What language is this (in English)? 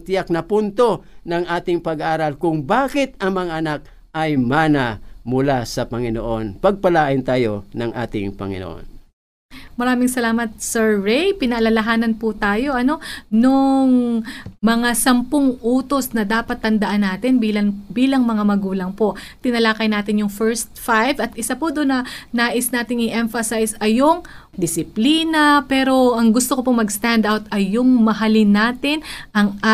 Filipino